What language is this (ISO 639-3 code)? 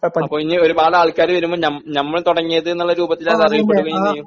mal